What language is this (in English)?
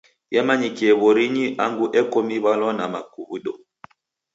Taita